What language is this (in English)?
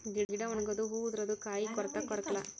Kannada